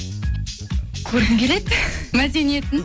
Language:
Kazakh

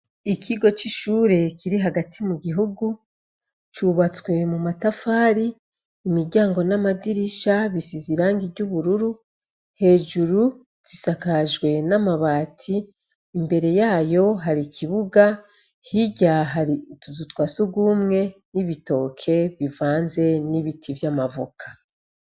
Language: Rundi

